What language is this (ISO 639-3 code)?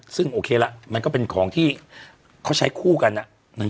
tha